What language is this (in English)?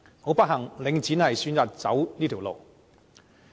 Cantonese